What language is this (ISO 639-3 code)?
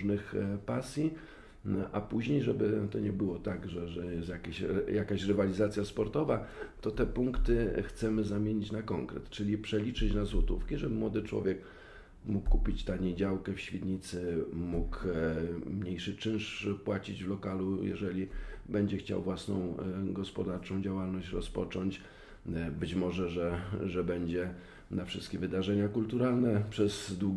pol